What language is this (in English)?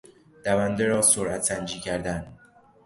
Persian